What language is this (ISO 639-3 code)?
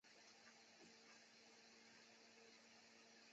zho